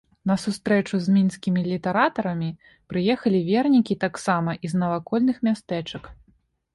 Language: Belarusian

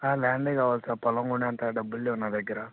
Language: Telugu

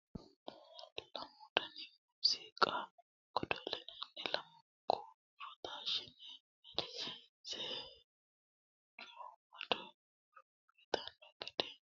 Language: Sidamo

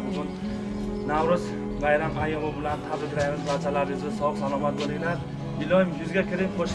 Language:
Turkish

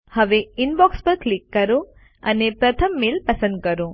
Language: Gujarati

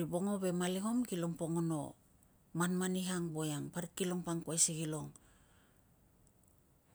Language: Tungag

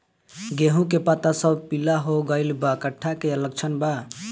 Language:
Bhojpuri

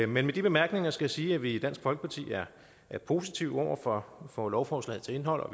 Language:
Danish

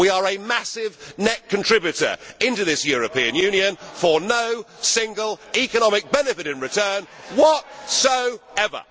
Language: English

